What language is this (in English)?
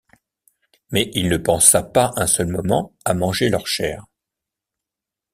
French